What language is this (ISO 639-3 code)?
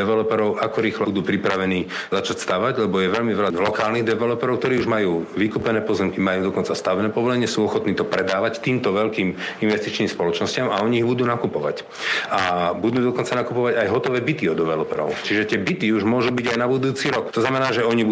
slk